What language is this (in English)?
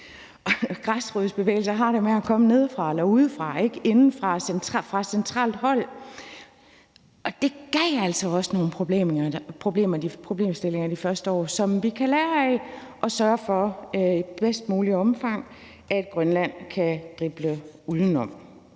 Danish